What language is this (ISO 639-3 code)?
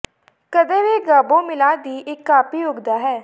pan